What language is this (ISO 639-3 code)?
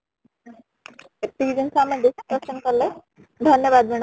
ori